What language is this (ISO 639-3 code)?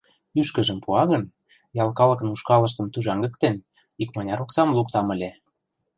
chm